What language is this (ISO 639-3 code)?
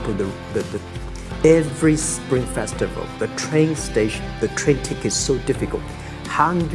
eng